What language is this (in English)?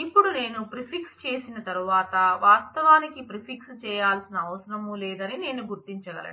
Telugu